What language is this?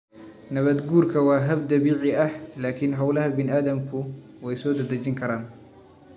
Somali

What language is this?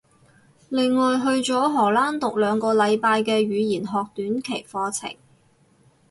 Cantonese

